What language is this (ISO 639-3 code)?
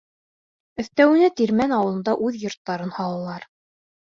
bak